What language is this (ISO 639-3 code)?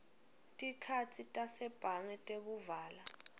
ssw